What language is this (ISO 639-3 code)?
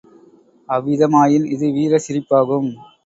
tam